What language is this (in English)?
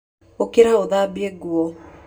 Kikuyu